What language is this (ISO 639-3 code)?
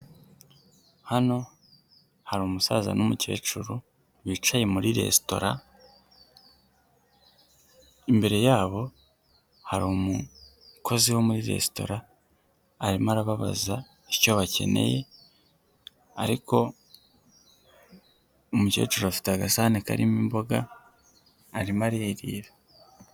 kin